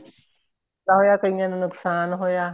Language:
Punjabi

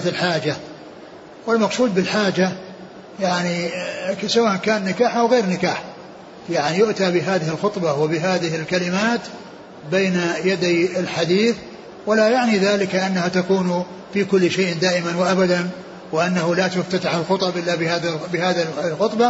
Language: Arabic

